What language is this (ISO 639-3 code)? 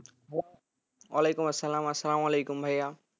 ben